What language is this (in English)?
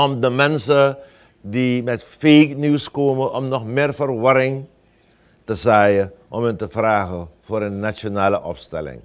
Dutch